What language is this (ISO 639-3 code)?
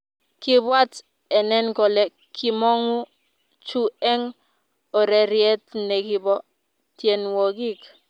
kln